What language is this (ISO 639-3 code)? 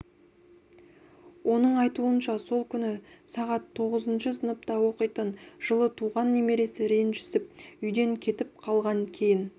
kaz